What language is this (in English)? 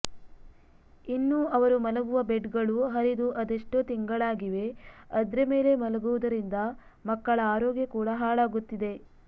Kannada